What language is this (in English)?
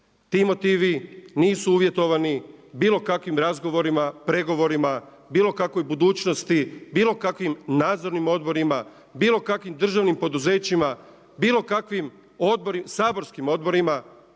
Croatian